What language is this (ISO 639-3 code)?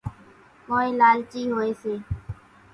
gjk